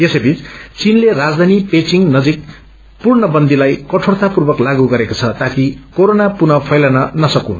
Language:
Nepali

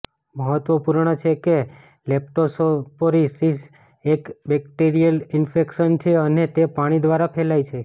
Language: Gujarati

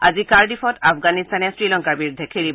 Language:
Assamese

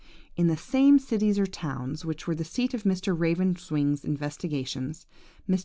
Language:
English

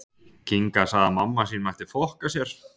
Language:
Icelandic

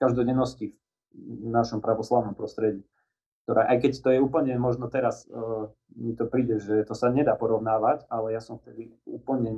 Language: Slovak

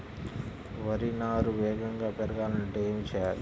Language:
Telugu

